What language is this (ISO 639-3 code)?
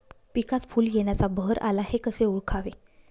mar